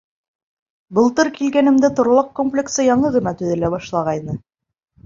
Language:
Bashkir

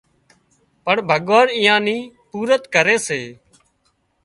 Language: Wadiyara Koli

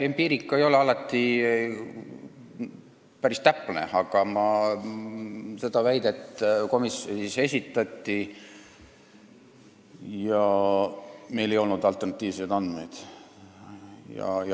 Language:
Estonian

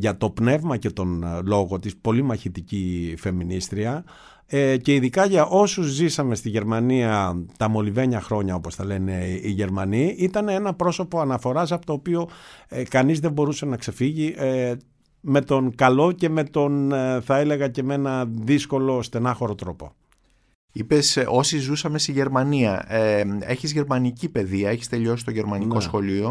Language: Greek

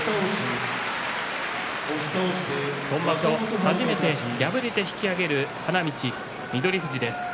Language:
Japanese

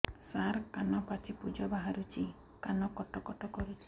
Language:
Odia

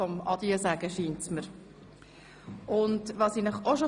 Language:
Swiss German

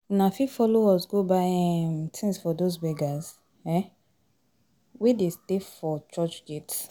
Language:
Nigerian Pidgin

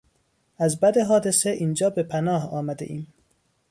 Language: Persian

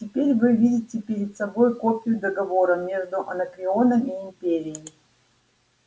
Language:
Russian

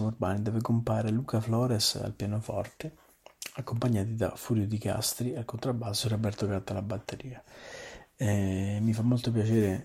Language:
Italian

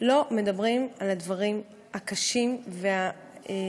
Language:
Hebrew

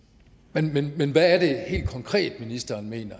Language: Danish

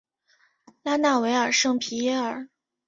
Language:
Chinese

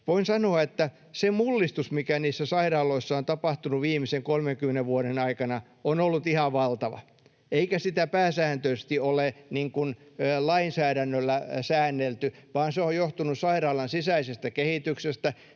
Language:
Finnish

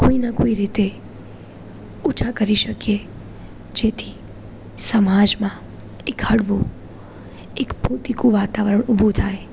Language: Gujarati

